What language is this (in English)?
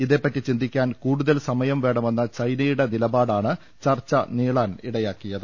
Malayalam